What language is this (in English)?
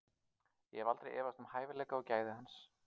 Icelandic